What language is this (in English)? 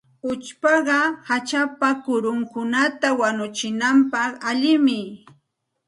Santa Ana de Tusi Pasco Quechua